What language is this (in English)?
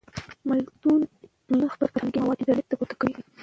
Pashto